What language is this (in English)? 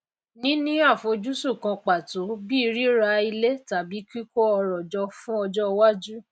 Yoruba